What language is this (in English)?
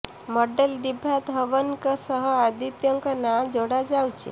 Odia